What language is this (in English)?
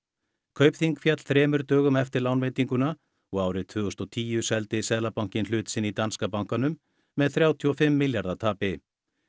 Icelandic